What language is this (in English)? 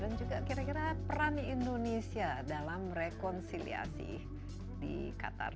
Indonesian